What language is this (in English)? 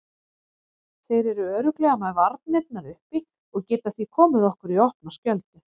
Icelandic